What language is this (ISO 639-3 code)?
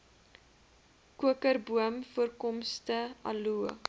afr